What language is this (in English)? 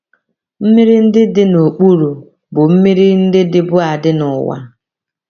Igbo